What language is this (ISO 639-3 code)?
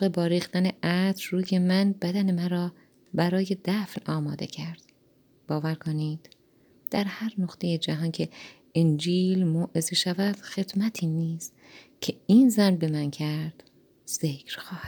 fas